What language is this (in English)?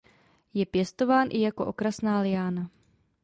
Czech